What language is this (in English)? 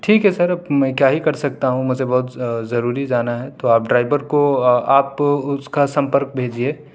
Urdu